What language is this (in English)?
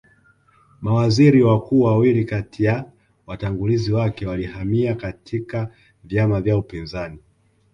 Swahili